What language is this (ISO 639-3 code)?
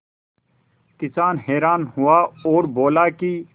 hin